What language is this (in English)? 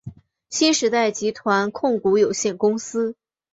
Chinese